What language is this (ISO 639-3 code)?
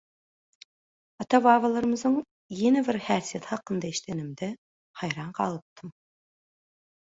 tuk